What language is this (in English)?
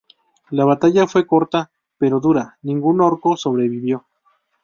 Spanish